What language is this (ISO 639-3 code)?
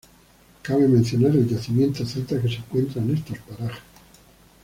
spa